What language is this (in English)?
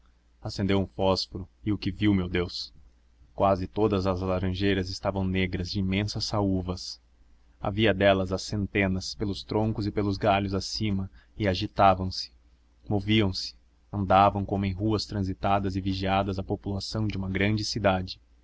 Portuguese